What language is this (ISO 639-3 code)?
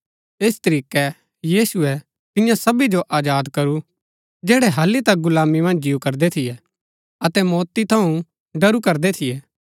gbk